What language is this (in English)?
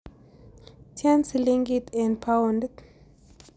Kalenjin